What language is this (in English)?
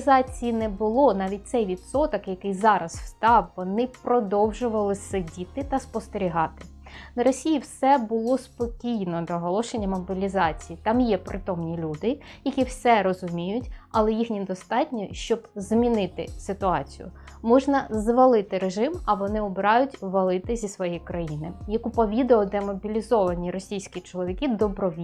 Ukrainian